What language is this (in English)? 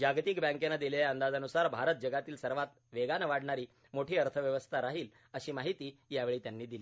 Marathi